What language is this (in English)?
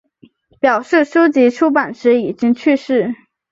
Chinese